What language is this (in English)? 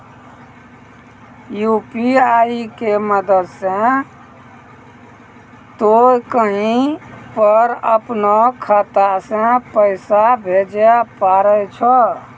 Maithili